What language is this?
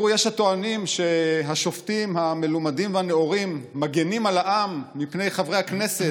Hebrew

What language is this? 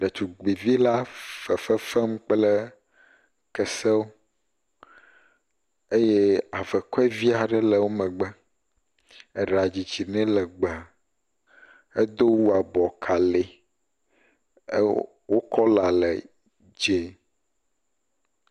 Ewe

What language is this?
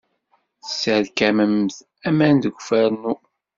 Kabyle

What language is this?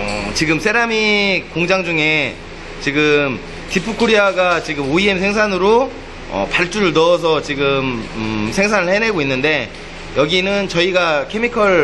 Korean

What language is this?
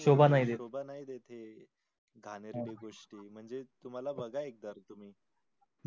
Marathi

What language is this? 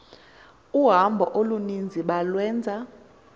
Xhosa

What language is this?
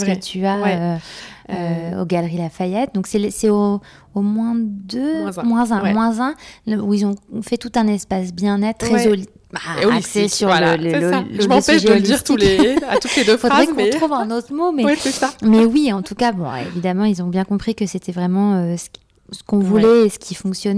French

